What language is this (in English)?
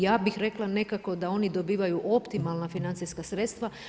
Croatian